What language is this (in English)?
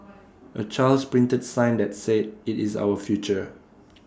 English